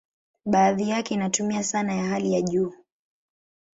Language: Swahili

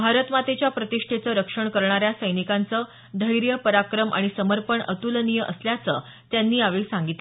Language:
Marathi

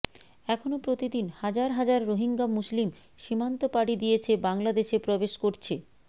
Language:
Bangla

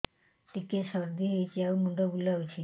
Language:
Odia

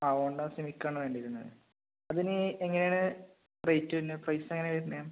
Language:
Malayalam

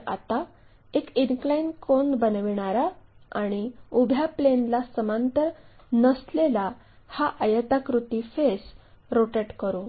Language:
Marathi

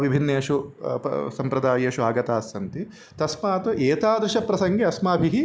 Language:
Sanskrit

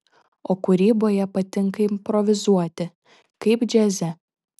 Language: Lithuanian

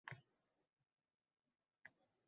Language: Uzbek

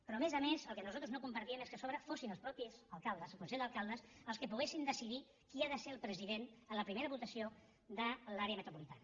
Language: Catalan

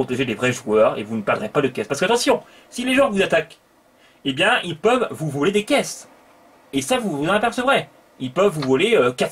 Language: French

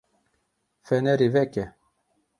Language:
Kurdish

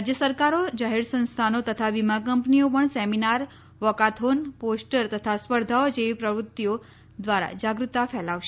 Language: Gujarati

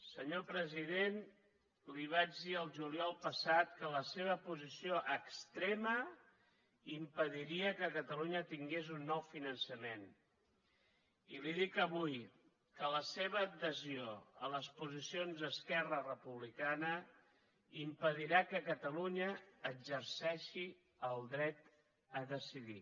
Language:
Catalan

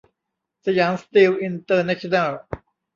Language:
Thai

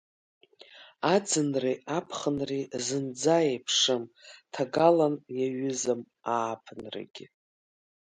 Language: Abkhazian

